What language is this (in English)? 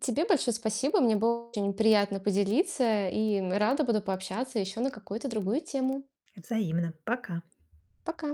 Russian